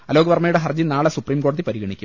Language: Malayalam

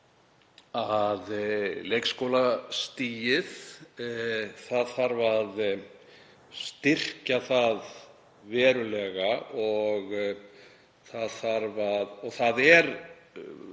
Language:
Icelandic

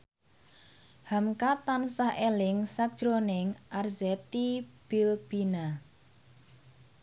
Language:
Javanese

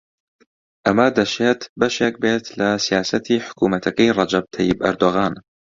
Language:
Central Kurdish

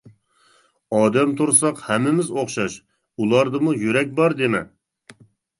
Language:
Uyghur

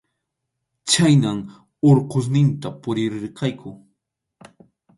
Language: Arequipa-La Unión Quechua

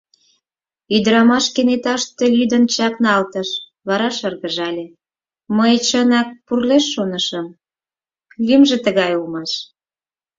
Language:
Mari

